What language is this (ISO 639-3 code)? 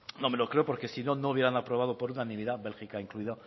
spa